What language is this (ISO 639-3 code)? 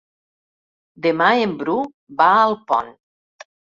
cat